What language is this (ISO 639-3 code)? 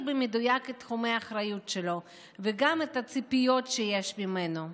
heb